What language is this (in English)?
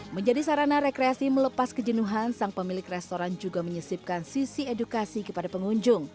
Indonesian